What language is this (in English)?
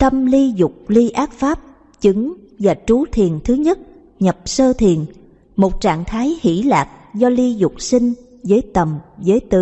Vietnamese